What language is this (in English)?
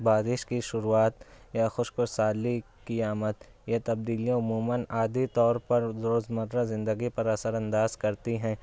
Urdu